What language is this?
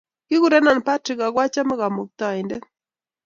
Kalenjin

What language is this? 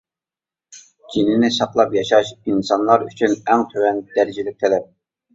Uyghur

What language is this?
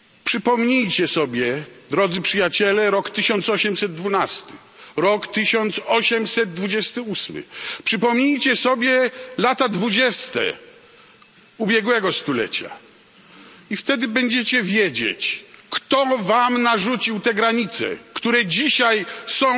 Polish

